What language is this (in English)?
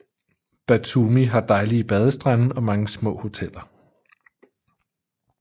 Danish